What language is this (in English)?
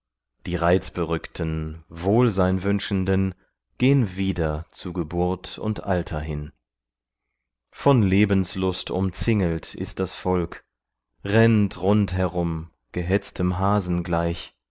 German